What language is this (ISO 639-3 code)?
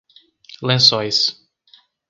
por